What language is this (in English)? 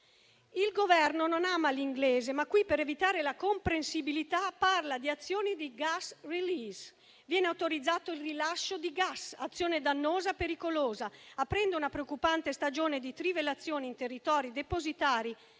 Italian